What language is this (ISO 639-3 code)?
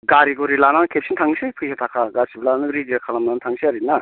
brx